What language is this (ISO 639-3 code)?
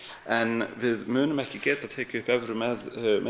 isl